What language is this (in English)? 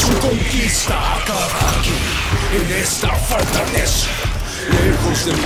Spanish